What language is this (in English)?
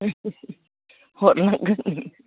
Bodo